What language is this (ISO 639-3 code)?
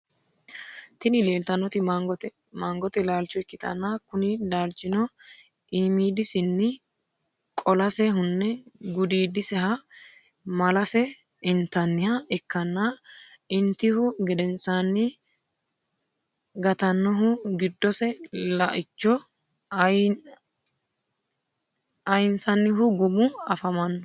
sid